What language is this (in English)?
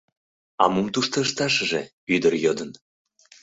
Mari